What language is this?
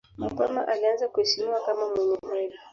Swahili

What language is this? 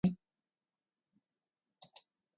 Slovenian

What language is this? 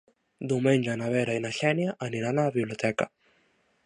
Catalan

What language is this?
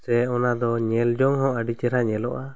Santali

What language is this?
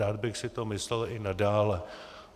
Czech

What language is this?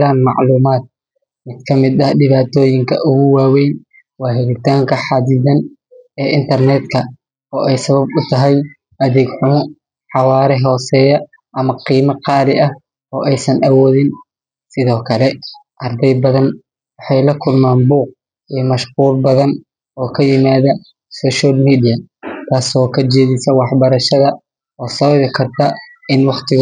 Somali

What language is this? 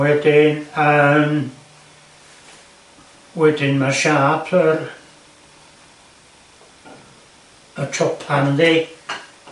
Welsh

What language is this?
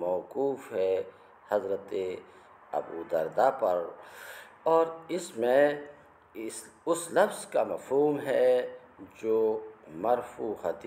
Arabic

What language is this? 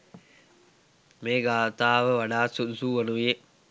Sinhala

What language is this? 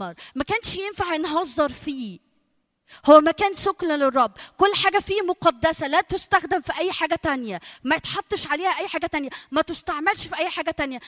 Arabic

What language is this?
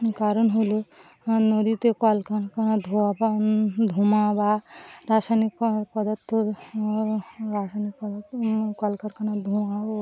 Bangla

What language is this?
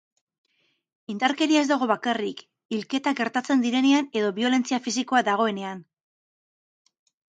Basque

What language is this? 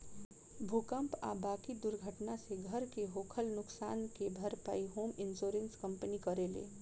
Bhojpuri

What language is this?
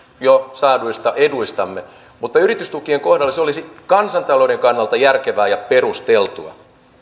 Finnish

